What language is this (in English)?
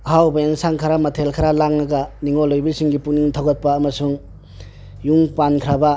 Manipuri